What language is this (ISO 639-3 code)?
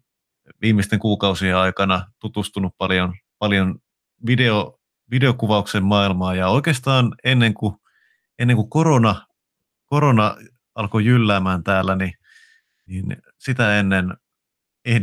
fin